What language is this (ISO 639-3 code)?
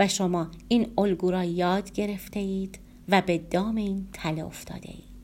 fas